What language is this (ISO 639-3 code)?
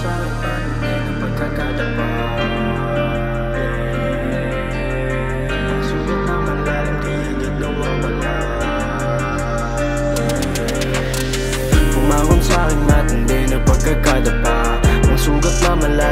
fil